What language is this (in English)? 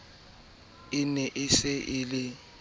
Southern Sotho